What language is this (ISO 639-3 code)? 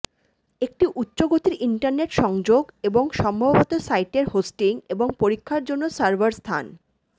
ben